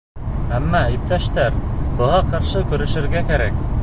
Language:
Bashkir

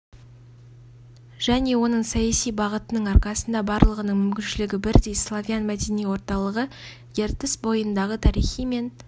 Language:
Kazakh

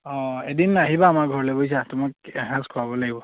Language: Assamese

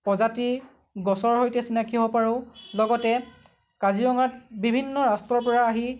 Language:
Assamese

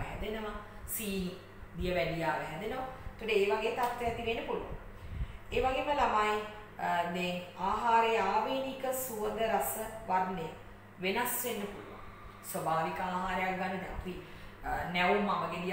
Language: Hindi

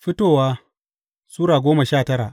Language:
Hausa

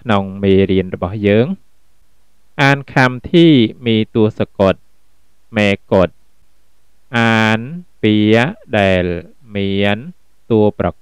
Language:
Thai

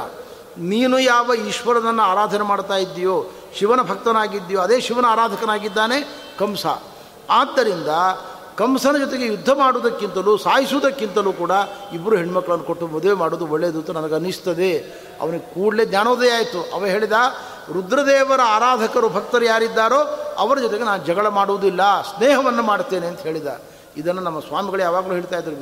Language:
Kannada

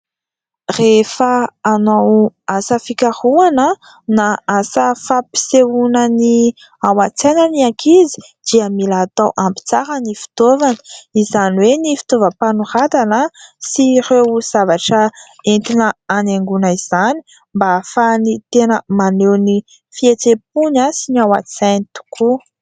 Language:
Malagasy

